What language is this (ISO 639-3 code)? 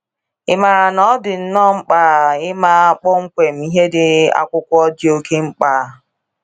ibo